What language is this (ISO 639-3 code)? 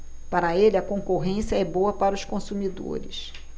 por